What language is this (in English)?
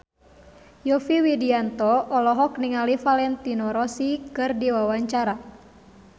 Sundanese